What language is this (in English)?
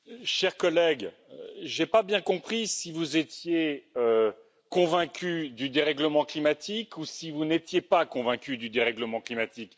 French